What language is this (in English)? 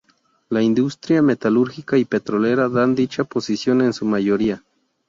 Spanish